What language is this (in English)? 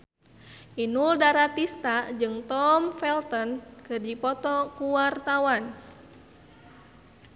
Sundanese